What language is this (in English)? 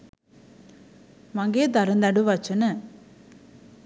Sinhala